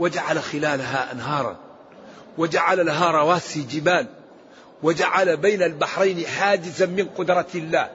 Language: Arabic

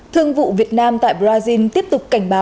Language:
Vietnamese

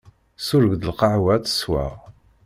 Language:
Kabyle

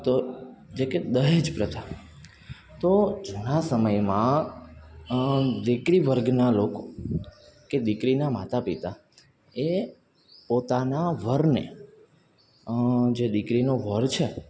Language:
Gujarati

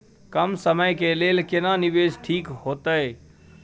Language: Maithili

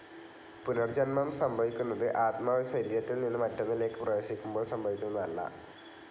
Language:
Malayalam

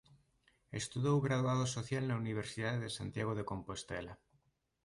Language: Galician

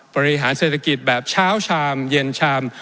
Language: Thai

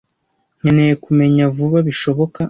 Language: Kinyarwanda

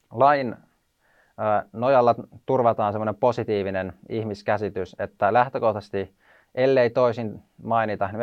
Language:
Finnish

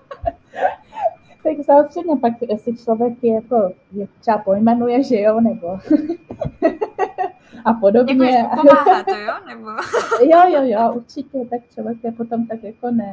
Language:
Czech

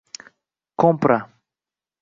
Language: Uzbek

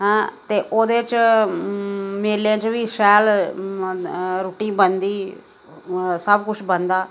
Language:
Dogri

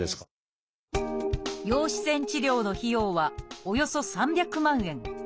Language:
Japanese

